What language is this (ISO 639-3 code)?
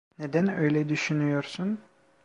tur